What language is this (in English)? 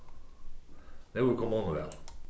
Faroese